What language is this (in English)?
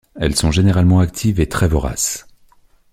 French